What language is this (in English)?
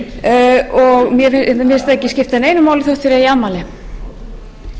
Icelandic